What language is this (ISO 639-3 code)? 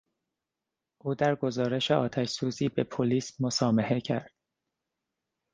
fas